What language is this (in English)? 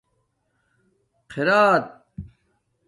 Domaaki